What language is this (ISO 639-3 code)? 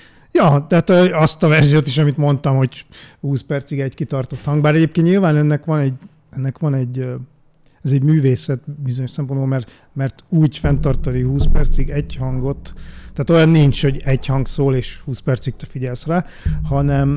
hun